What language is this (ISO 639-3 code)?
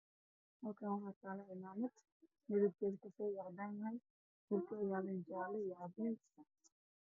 som